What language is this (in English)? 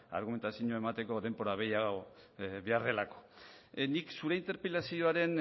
Basque